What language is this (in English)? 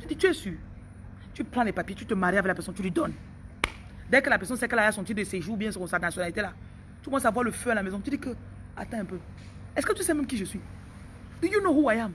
French